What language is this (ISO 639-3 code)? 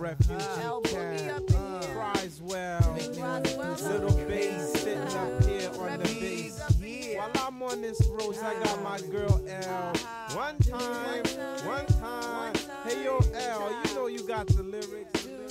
hun